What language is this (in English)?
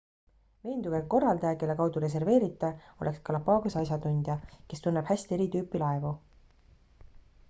Estonian